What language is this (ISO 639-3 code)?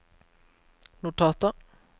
nor